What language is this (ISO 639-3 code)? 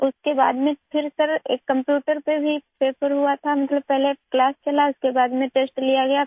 urd